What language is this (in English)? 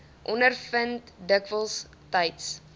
Afrikaans